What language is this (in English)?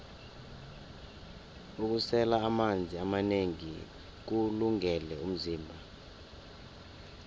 South Ndebele